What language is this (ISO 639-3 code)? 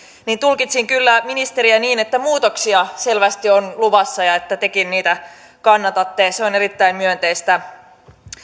fin